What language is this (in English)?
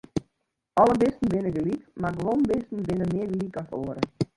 Western Frisian